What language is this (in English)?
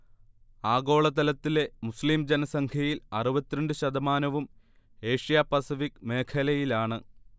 Malayalam